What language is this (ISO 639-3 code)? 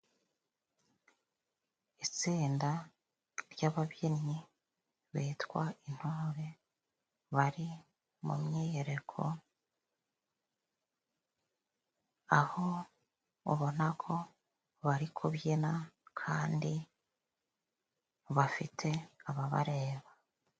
kin